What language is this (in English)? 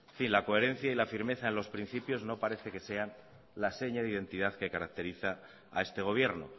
Spanish